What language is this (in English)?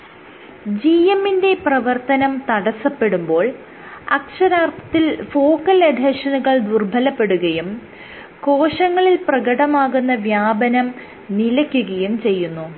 Malayalam